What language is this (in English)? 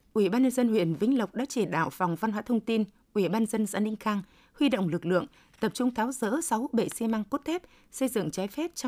Vietnamese